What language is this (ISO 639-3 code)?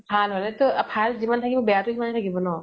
asm